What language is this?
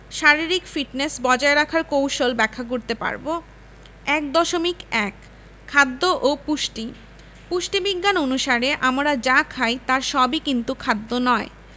Bangla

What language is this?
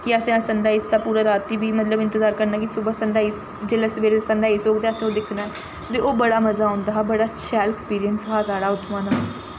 Dogri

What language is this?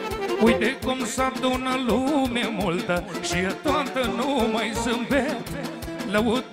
Romanian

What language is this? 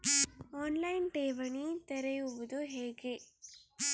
Kannada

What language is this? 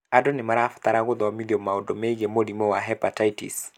Kikuyu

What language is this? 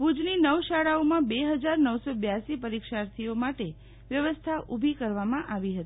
Gujarati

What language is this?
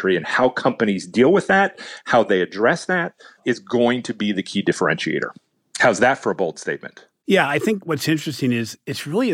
English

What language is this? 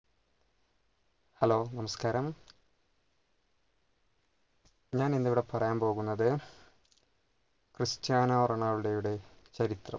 Malayalam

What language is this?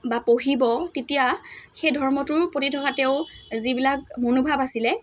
Assamese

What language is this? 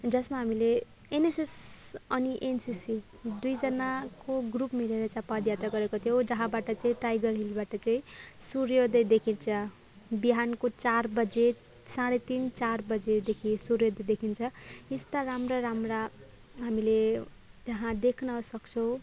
Nepali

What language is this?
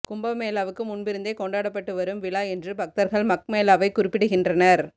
Tamil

